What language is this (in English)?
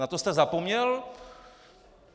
Czech